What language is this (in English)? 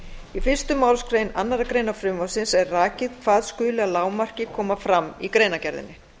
Icelandic